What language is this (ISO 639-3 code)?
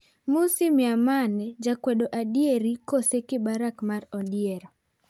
luo